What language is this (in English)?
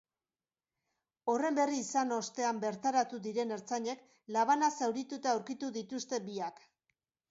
Basque